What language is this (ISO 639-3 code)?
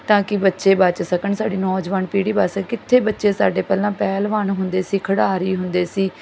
pan